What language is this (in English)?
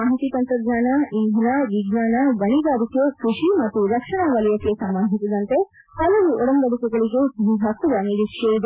Kannada